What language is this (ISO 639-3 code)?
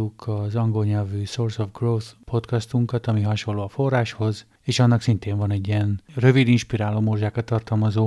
hun